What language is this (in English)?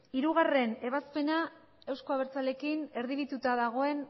Basque